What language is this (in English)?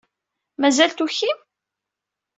Kabyle